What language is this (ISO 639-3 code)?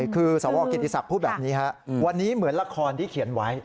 tha